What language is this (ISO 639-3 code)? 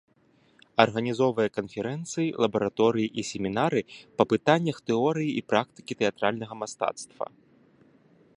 bel